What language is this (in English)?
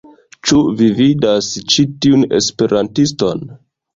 Esperanto